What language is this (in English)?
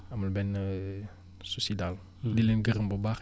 Wolof